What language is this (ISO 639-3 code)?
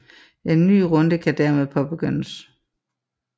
dan